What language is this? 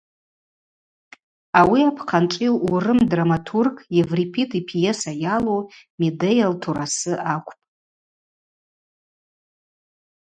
Abaza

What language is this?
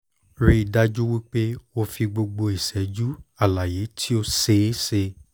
Yoruba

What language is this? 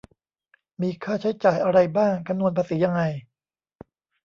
Thai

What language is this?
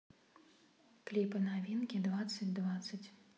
Russian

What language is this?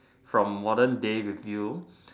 English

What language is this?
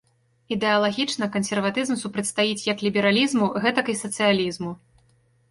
Belarusian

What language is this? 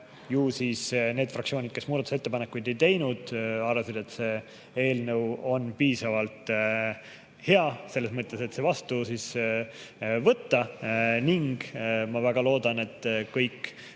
Estonian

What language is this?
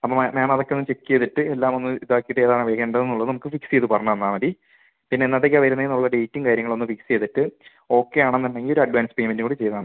Malayalam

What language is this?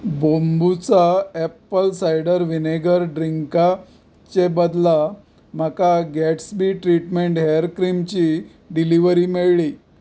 Konkani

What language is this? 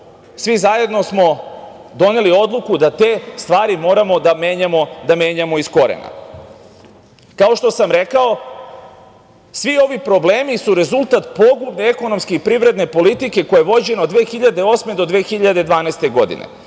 Serbian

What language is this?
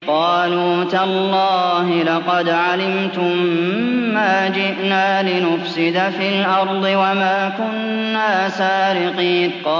Arabic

